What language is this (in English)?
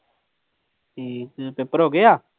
Punjabi